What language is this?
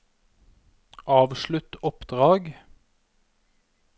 Norwegian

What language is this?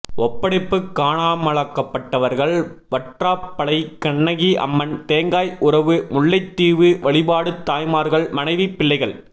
Tamil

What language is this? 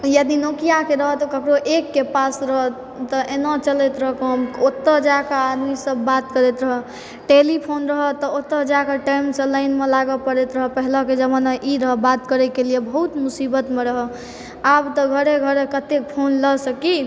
Maithili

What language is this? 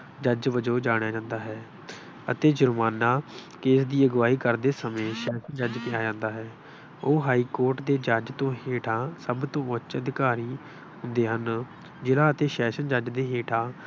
Punjabi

